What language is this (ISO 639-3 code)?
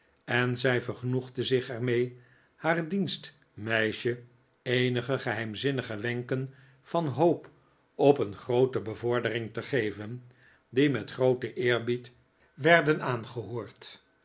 nld